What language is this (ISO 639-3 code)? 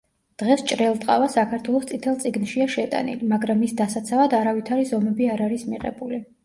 kat